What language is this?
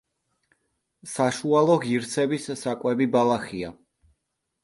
Georgian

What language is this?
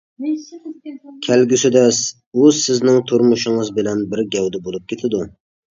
Uyghur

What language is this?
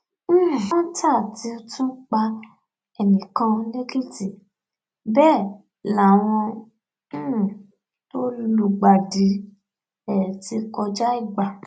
Yoruba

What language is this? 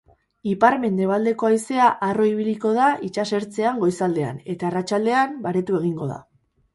Basque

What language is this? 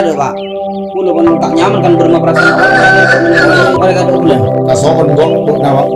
Indonesian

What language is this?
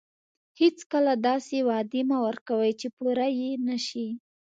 Pashto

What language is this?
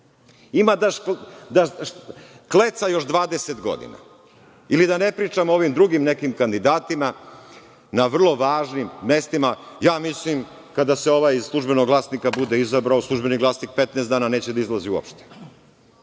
Serbian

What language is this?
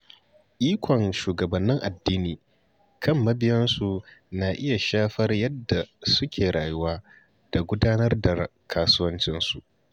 Hausa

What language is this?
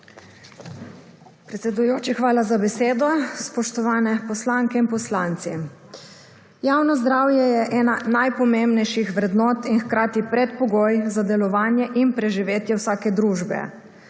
Slovenian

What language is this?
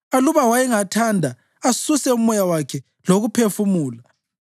North Ndebele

